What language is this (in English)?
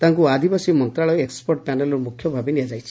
Odia